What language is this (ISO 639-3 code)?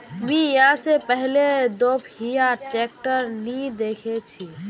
mag